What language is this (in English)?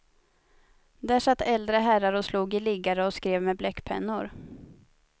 Swedish